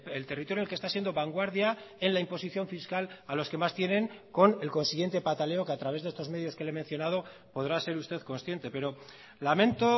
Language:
Spanish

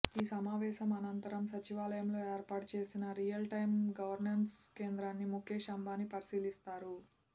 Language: Telugu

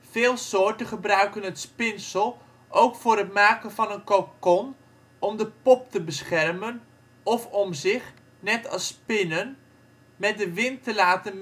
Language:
Dutch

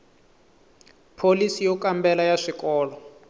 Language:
Tsonga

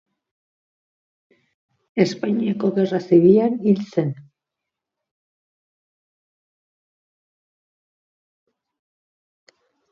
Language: Basque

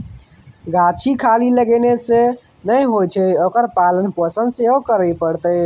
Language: Maithili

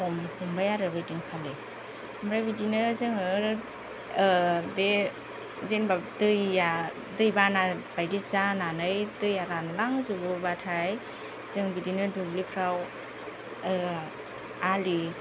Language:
Bodo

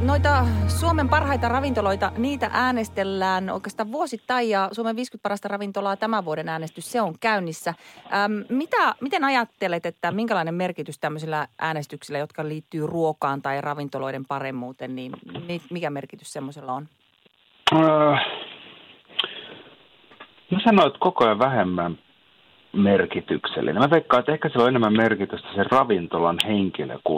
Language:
Finnish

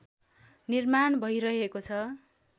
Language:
Nepali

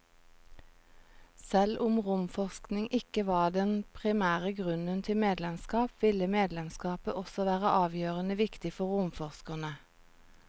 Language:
Norwegian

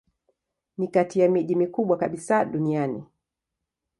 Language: Swahili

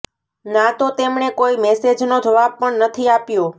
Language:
Gujarati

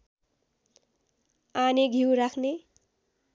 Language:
Nepali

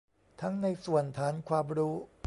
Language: Thai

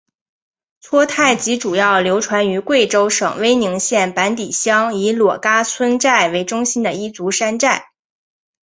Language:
Chinese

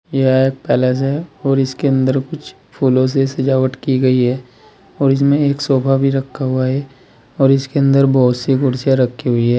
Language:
Hindi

